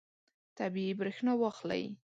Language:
Pashto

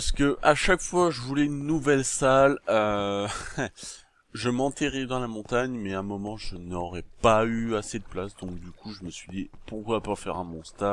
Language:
French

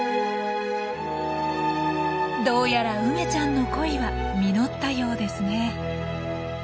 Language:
Japanese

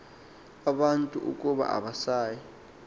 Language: Xhosa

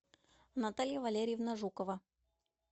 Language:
Russian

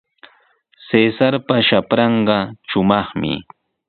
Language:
Sihuas Ancash Quechua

